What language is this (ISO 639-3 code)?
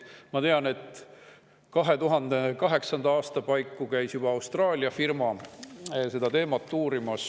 est